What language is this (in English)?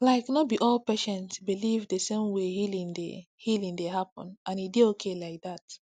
Nigerian Pidgin